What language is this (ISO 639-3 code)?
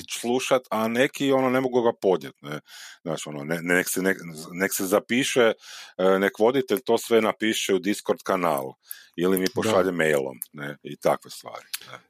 hrv